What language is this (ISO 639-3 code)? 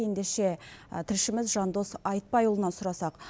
kaz